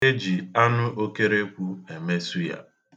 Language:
Igbo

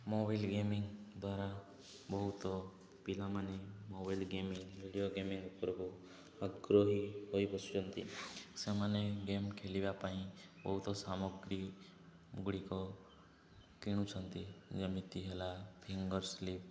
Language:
Odia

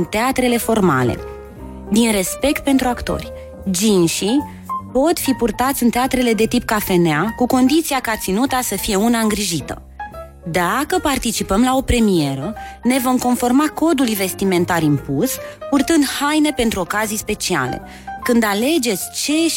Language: Romanian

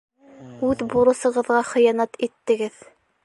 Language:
Bashkir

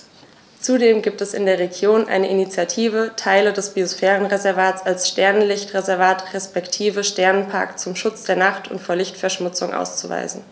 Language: German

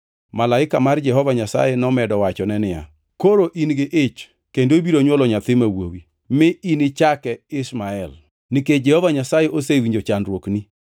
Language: Luo (Kenya and Tanzania)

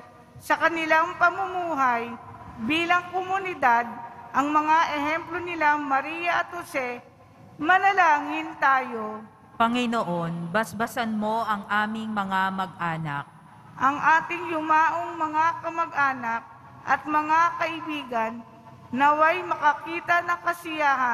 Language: Filipino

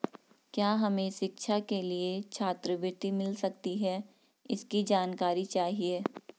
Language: Hindi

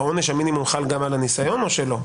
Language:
Hebrew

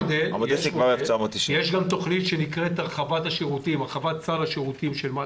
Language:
Hebrew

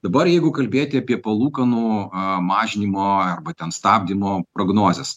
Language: Lithuanian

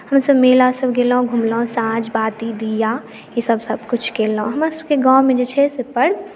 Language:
Maithili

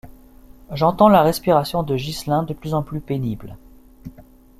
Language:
French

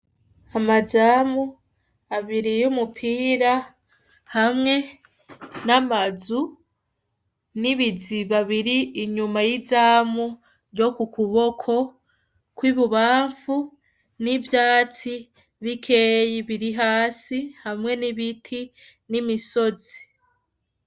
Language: Rundi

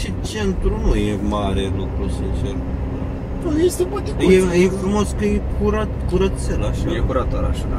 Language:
Romanian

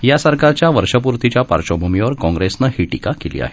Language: Marathi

